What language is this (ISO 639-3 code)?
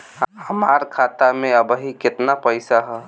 bho